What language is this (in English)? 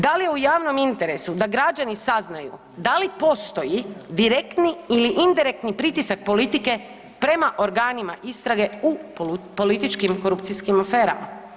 Croatian